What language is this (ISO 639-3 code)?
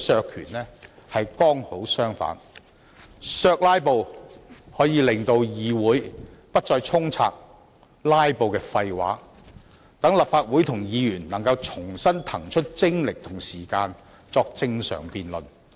yue